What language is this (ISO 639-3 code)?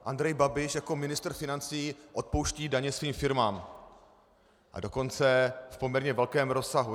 ces